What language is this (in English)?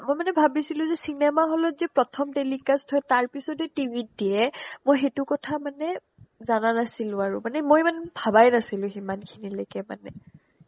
Assamese